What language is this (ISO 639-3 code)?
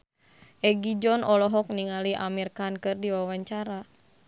sun